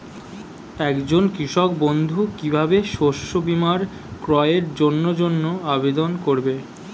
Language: Bangla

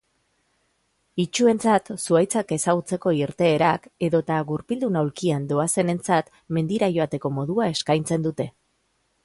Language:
Basque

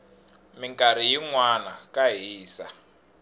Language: Tsonga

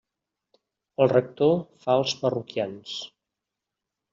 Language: Catalan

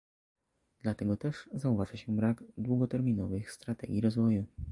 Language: Polish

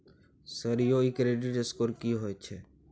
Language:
Maithili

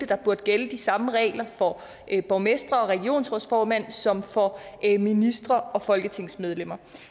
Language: Danish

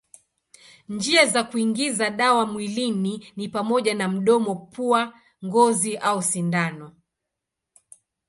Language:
Swahili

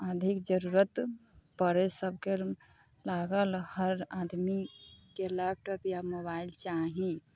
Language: Maithili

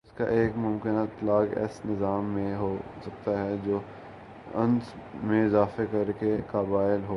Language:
Urdu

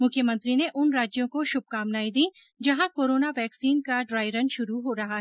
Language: Hindi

